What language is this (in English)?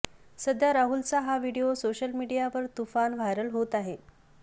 Marathi